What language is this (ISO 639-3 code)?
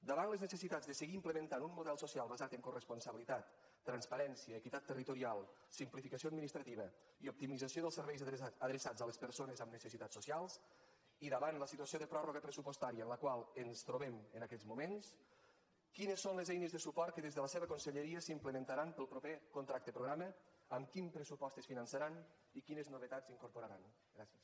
cat